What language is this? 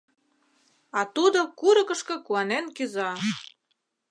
Mari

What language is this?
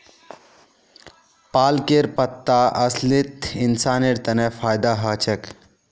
Magahi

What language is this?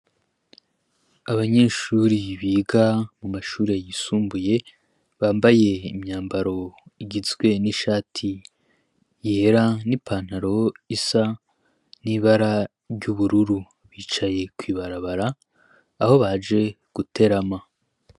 Rundi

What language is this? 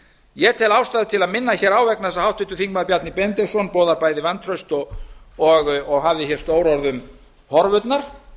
Icelandic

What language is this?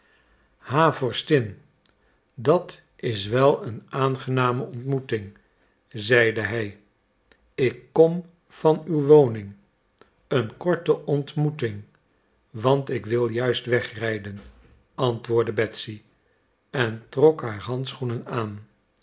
Dutch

